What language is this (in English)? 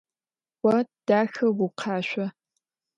Adyghe